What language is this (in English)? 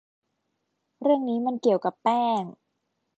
Thai